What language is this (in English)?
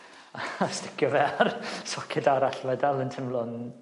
Welsh